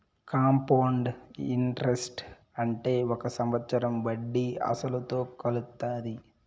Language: Telugu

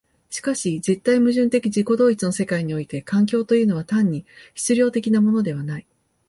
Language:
Japanese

